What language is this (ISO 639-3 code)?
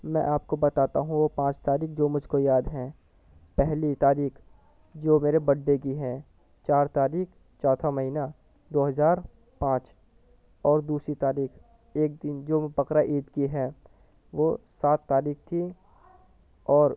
urd